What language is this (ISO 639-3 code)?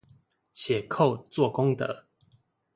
zho